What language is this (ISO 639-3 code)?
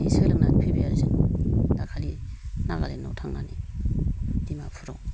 brx